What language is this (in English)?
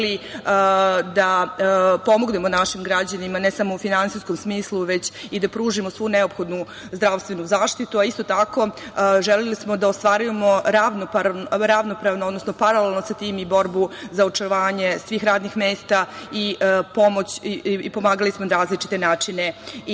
Serbian